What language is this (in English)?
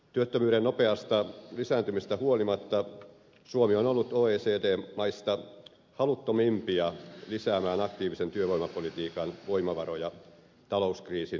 Finnish